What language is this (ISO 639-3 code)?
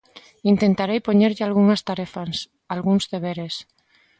glg